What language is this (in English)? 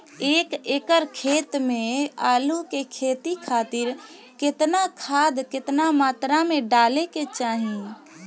Bhojpuri